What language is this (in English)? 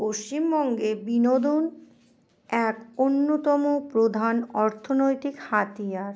Bangla